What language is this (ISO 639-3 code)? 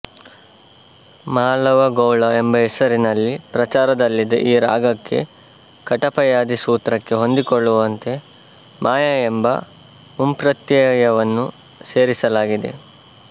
kan